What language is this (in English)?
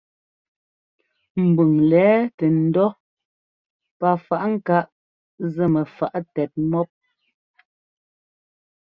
Ngomba